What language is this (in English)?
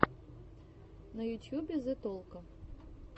Russian